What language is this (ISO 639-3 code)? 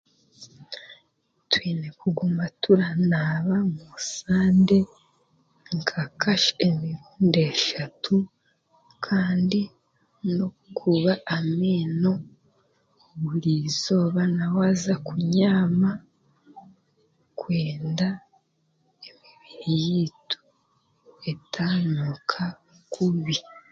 cgg